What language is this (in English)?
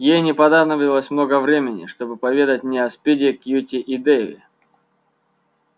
Russian